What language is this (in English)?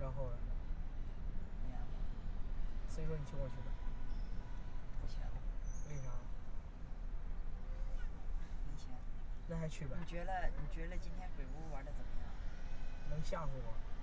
Chinese